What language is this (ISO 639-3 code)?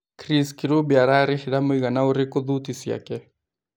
kik